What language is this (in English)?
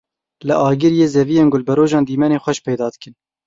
Kurdish